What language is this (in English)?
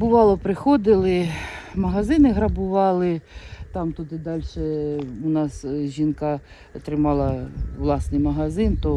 Ukrainian